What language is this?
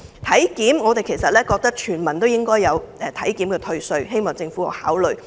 Cantonese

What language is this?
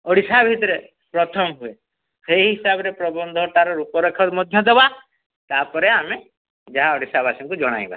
Odia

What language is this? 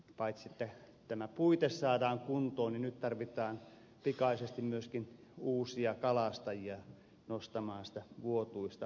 Finnish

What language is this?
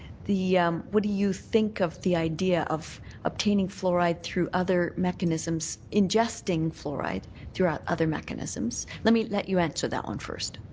English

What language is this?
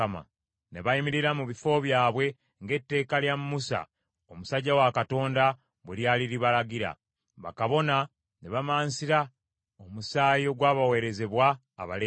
Ganda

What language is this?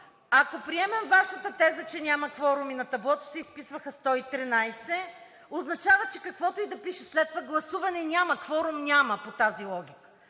Bulgarian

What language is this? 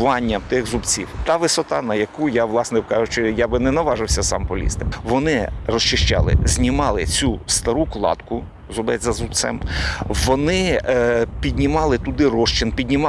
Ukrainian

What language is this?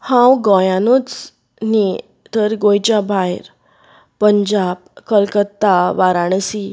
Konkani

